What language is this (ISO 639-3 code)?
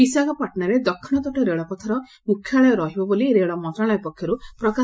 ori